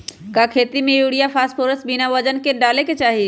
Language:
Magahi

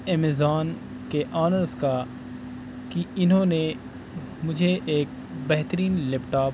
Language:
Urdu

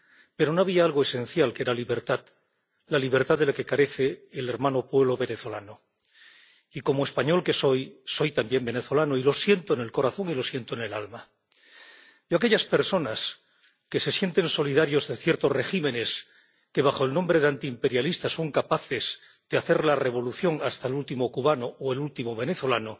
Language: Spanish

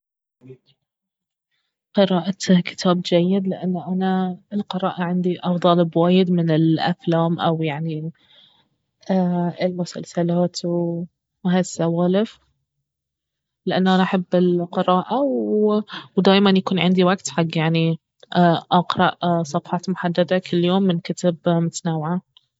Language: Baharna Arabic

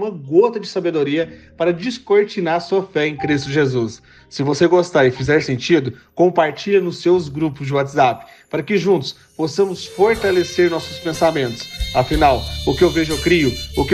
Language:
Portuguese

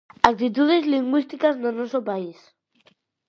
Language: Galician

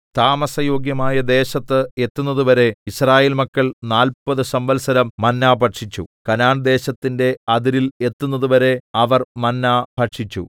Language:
Malayalam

